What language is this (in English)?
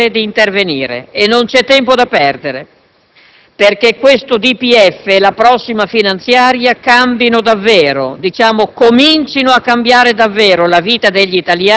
Italian